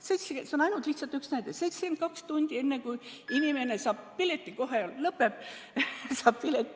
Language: Estonian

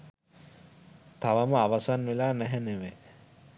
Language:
Sinhala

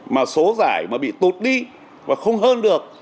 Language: Vietnamese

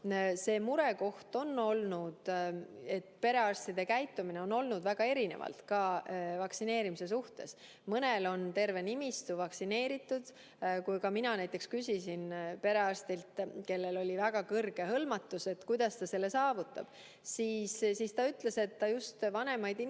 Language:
Estonian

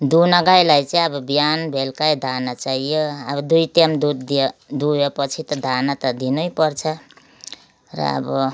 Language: Nepali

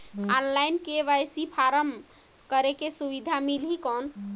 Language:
Chhattisgarhi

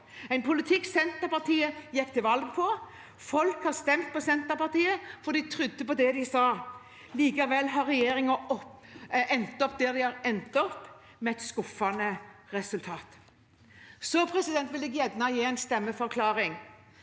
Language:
Norwegian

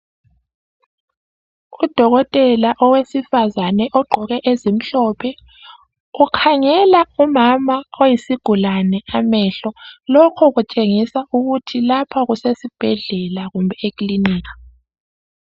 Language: North Ndebele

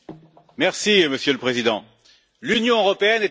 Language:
French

